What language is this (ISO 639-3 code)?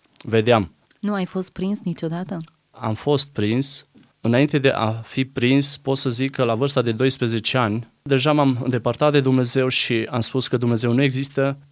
ron